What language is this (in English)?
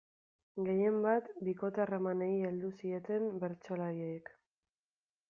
Basque